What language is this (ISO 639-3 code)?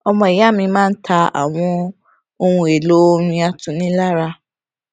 yor